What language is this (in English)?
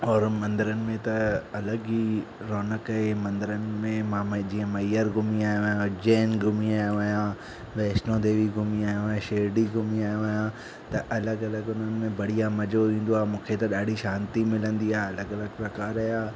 Sindhi